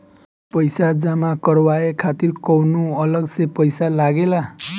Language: Bhojpuri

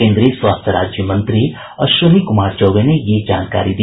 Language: Hindi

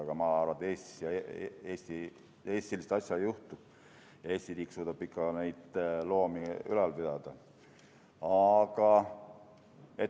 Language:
Estonian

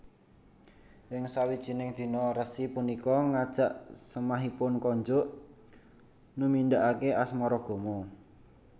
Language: Javanese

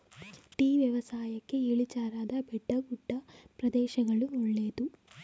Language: Kannada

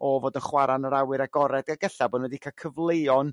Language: Welsh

